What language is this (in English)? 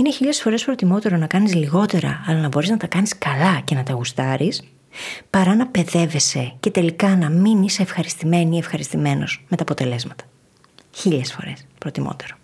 Greek